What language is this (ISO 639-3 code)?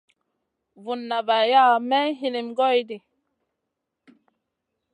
mcn